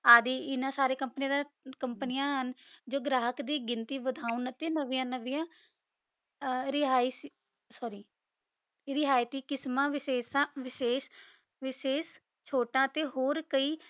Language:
Punjabi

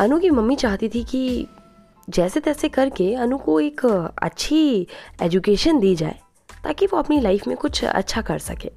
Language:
Hindi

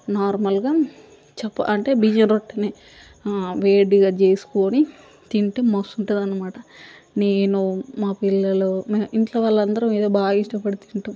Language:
Telugu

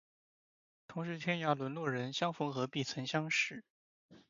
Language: Chinese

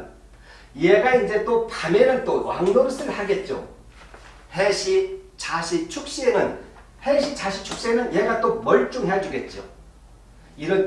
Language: Korean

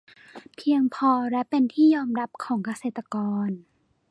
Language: Thai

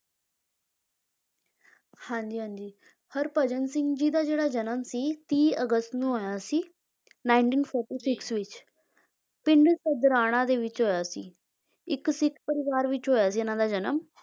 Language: Punjabi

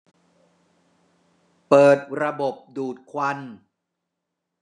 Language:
Thai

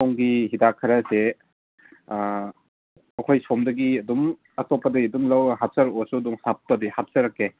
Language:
Manipuri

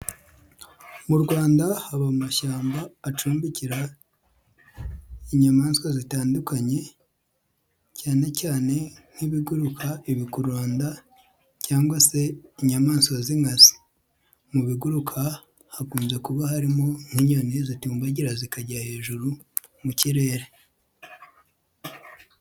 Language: Kinyarwanda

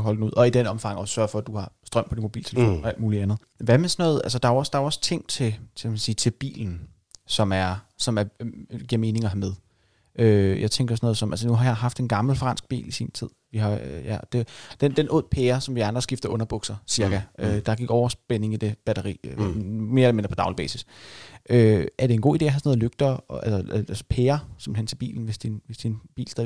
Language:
Danish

